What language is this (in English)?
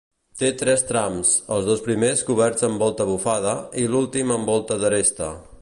Catalan